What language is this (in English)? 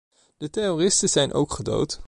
Dutch